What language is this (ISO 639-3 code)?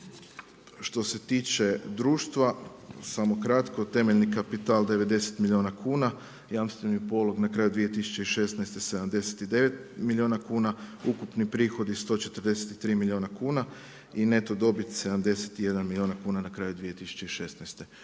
hrv